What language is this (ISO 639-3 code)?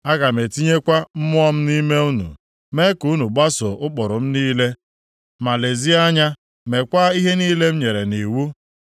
ibo